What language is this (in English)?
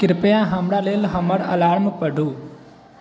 Maithili